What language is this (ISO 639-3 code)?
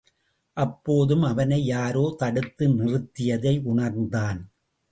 tam